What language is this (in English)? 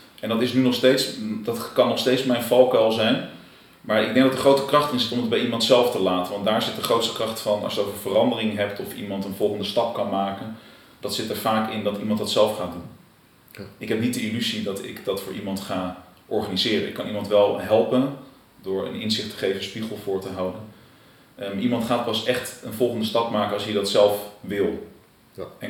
Dutch